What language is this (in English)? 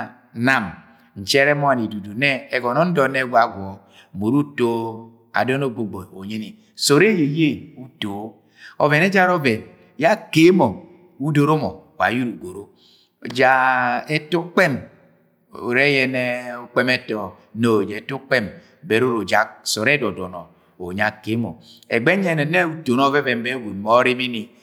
Agwagwune